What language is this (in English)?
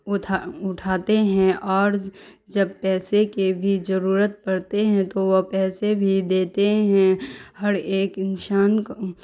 Urdu